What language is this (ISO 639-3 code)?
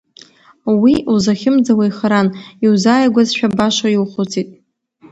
abk